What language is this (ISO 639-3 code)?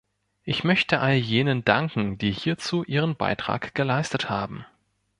deu